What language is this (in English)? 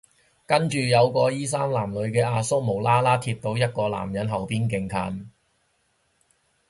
Cantonese